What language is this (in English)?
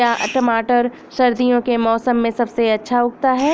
Hindi